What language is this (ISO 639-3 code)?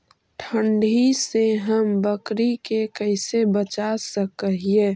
mag